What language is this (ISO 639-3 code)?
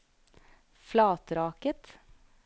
nor